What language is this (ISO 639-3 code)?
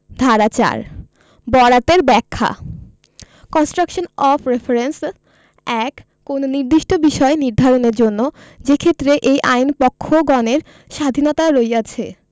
ben